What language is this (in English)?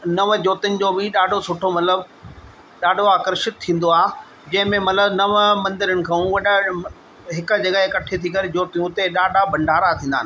Sindhi